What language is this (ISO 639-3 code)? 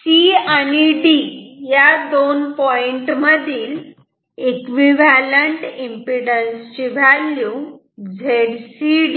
mar